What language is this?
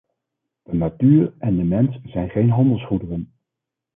Dutch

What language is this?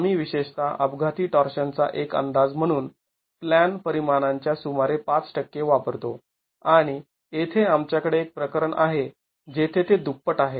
Marathi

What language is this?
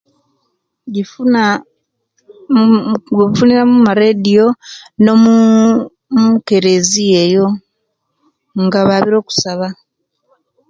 Kenyi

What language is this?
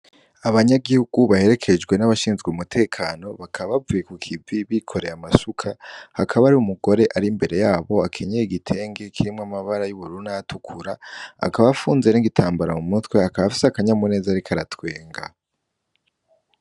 Rundi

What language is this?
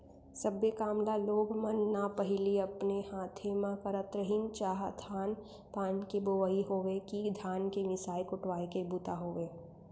Chhattisgarhi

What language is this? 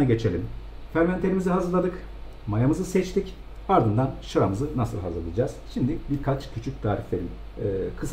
Turkish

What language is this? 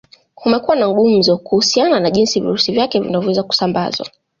Swahili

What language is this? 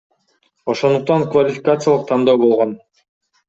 Kyrgyz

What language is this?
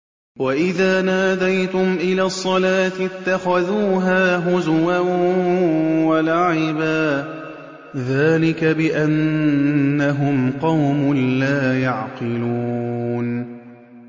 Arabic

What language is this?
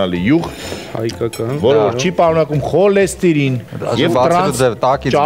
Romanian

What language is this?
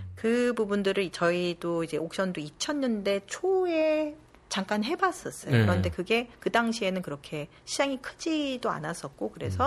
Korean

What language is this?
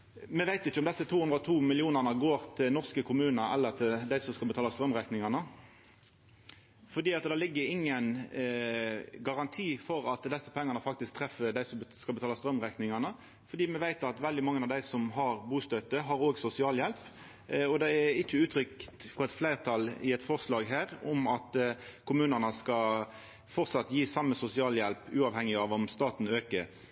Norwegian Nynorsk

